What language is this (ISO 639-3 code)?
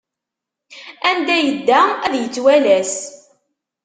kab